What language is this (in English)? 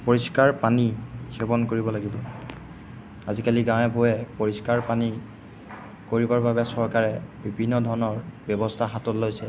Assamese